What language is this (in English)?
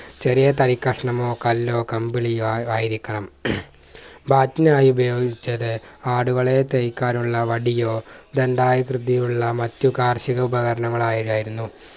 Malayalam